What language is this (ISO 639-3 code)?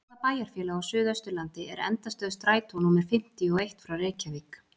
isl